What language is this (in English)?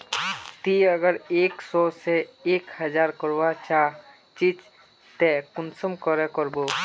Magahi